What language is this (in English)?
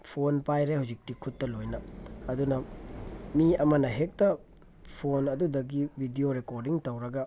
Manipuri